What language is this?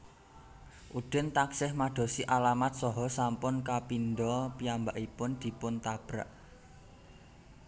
Javanese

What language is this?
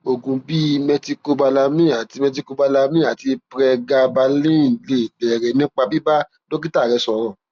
Yoruba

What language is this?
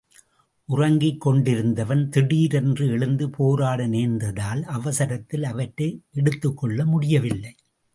Tamil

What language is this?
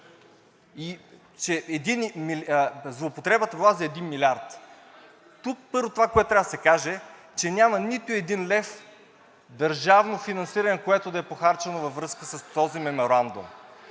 Bulgarian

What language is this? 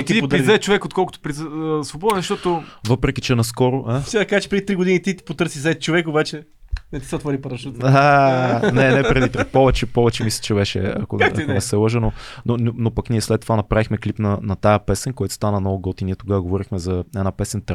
Bulgarian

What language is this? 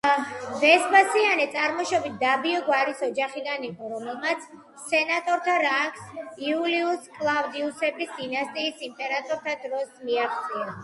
Georgian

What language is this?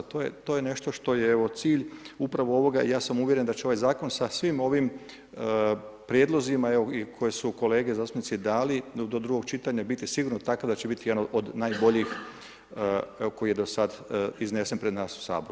Croatian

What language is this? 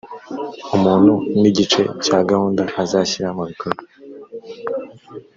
Kinyarwanda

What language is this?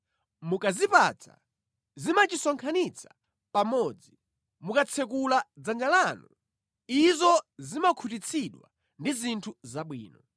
Nyanja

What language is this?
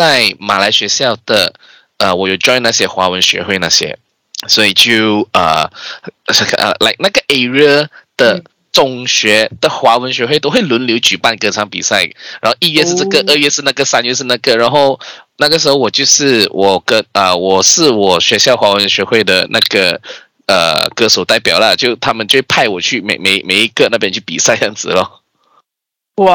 Chinese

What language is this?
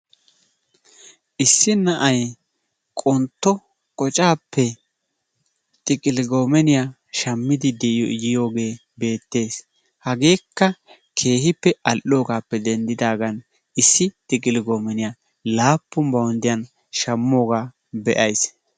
Wolaytta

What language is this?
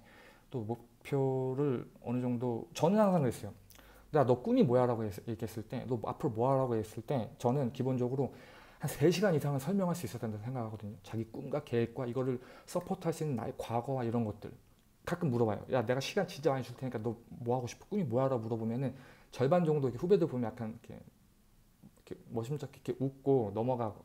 Korean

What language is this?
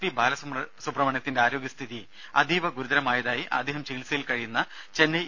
Malayalam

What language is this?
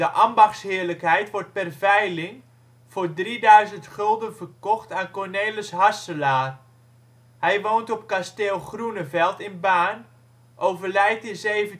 Dutch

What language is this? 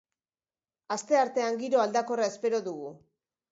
Basque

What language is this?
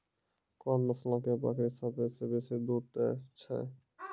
Maithili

